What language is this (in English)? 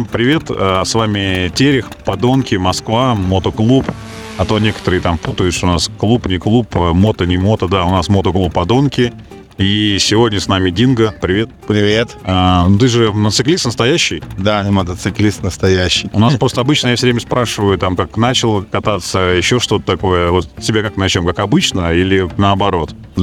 Russian